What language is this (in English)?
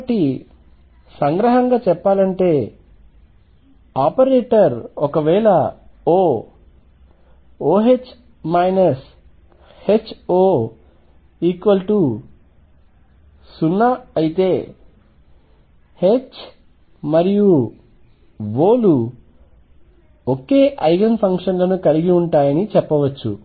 Telugu